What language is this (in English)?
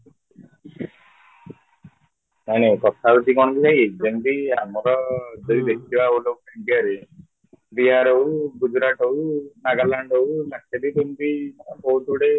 Odia